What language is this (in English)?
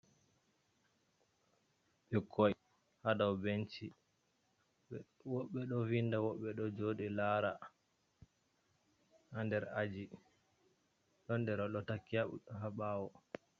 Fula